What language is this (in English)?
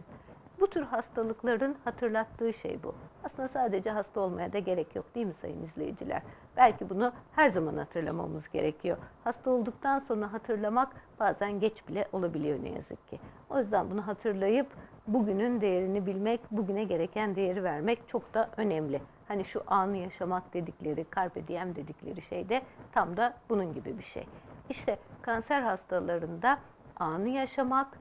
Turkish